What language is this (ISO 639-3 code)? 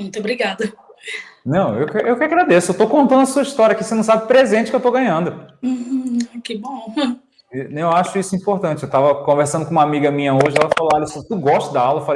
por